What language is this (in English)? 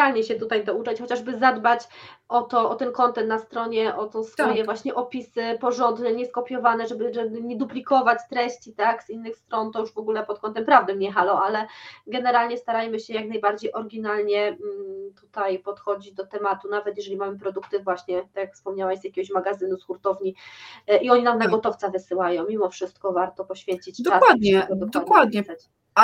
Polish